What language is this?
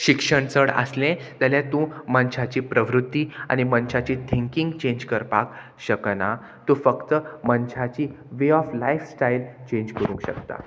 Konkani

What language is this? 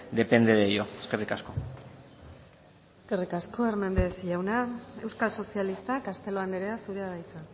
Basque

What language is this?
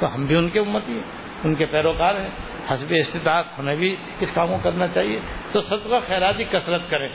Urdu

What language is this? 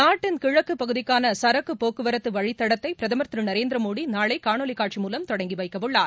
Tamil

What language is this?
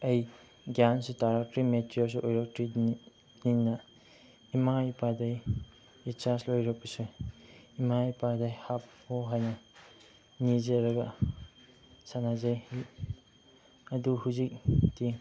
Manipuri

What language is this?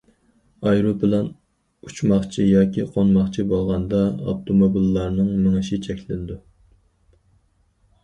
Uyghur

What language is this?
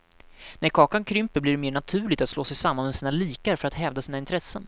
Swedish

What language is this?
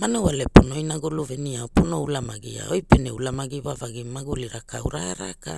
Hula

